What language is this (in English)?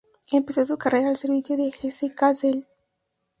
Spanish